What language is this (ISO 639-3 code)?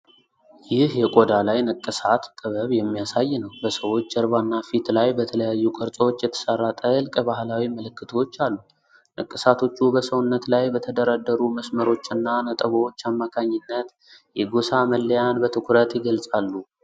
amh